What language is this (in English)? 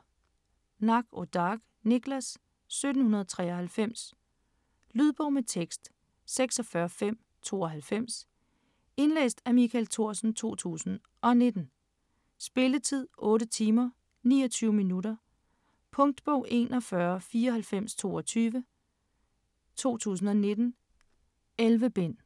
Danish